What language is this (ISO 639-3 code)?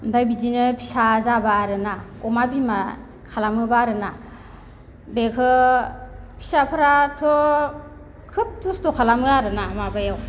brx